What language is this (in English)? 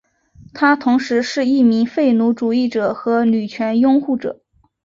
Chinese